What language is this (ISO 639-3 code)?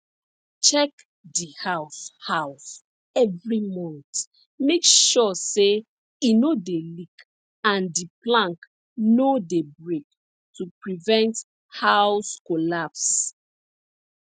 pcm